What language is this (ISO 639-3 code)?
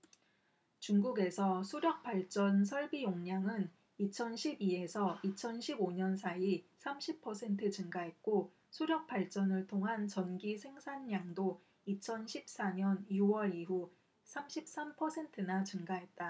kor